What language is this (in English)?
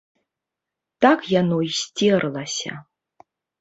Belarusian